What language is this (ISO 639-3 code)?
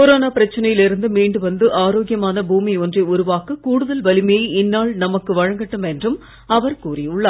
tam